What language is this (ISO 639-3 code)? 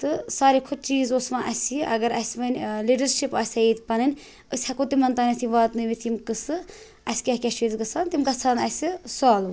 kas